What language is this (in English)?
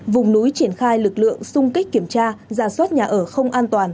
Vietnamese